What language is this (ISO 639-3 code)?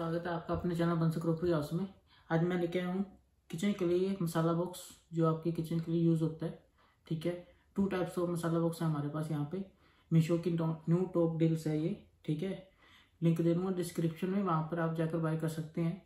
hin